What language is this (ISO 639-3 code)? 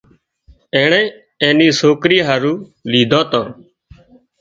kxp